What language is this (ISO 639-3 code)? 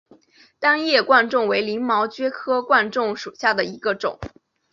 zho